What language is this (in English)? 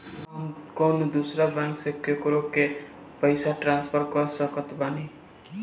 Bhojpuri